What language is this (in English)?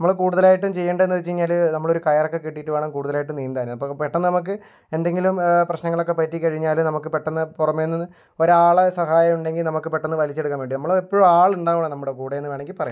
Malayalam